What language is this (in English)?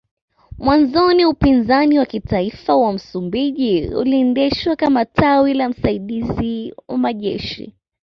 Swahili